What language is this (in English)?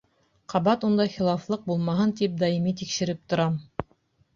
Bashkir